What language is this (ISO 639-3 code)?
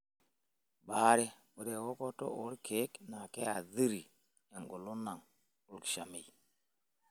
mas